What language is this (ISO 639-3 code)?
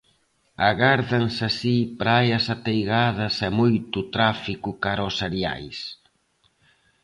glg